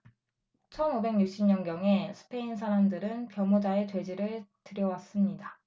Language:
Korean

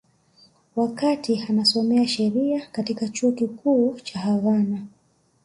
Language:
Swahili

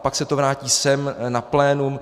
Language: Czech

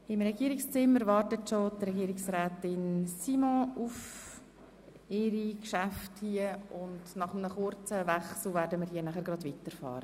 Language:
Swiss German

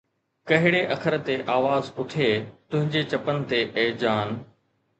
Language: Sindhi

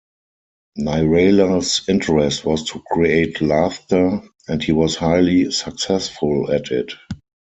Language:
English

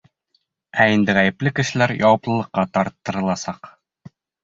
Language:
Bashkir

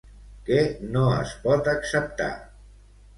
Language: Catalan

